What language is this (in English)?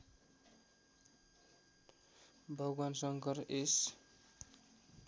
Nepali